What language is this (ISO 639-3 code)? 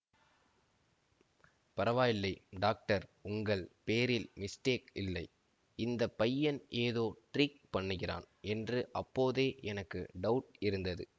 tam